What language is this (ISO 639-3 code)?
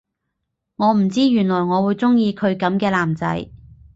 yue